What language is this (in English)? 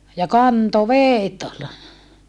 Finnish